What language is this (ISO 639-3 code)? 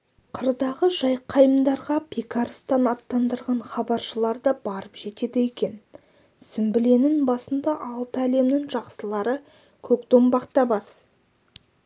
kaz